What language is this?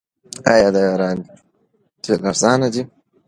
Pashto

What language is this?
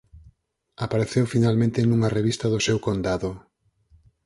Galician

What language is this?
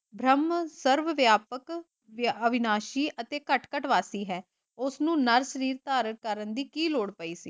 Punjabi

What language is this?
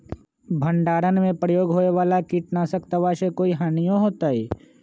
Magahi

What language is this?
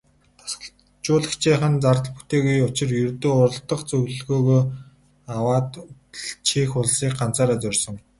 Mongolian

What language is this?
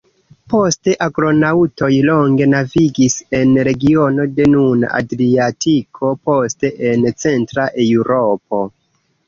Esperanto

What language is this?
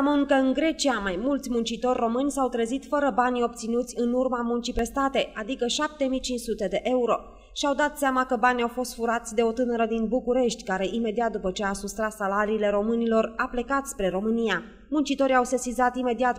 Romanian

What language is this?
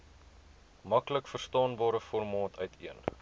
Afrikaans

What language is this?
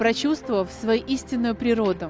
Russian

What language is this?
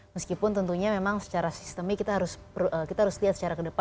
Indonesian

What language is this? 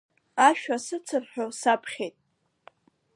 Abkhazian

